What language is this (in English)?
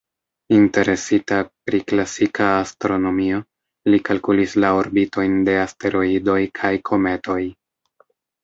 Esperanto